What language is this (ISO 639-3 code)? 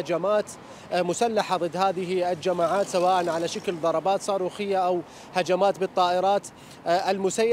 ara